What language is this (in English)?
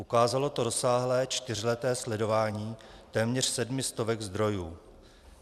Czech